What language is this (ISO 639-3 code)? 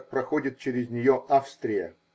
rus